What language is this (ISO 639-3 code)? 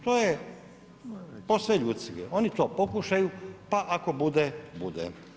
hrv